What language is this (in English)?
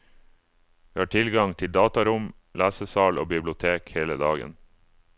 Norwegian